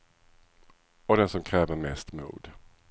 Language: Swedish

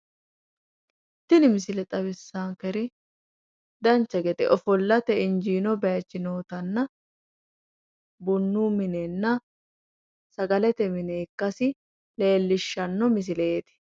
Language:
Sidamo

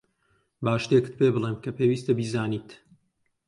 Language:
Central Kurdish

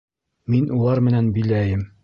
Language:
Bashkir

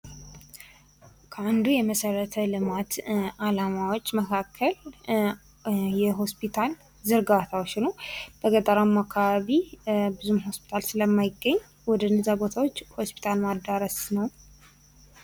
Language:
Amharic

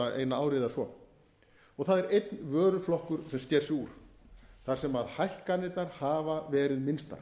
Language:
Icelandic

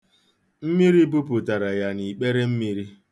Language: Igbo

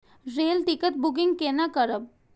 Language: Maithili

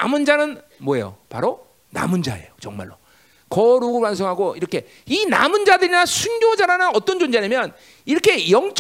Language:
Korean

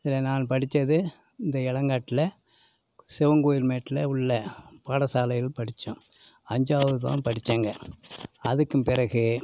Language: Tamil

